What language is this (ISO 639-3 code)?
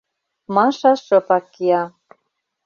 chm